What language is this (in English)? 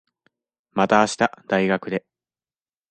Japanese